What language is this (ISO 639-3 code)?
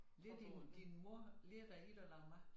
dan